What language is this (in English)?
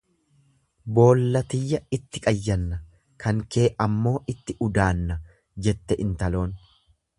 Oromo